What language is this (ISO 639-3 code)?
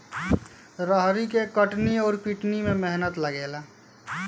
bho